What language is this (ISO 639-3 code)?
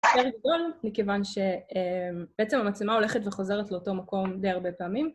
heb